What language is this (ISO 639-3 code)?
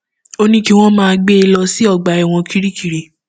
yor